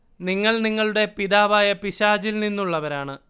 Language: Malayalam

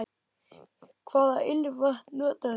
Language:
Icelandic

